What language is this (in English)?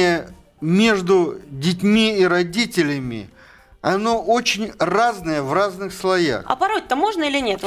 Russian